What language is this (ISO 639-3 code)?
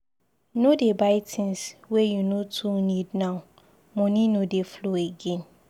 pcm